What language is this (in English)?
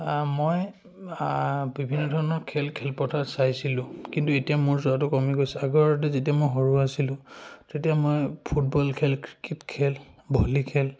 Assamese